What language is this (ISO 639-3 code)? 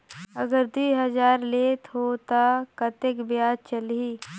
hne